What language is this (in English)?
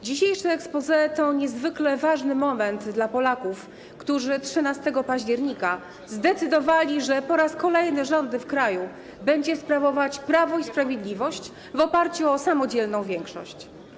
Polish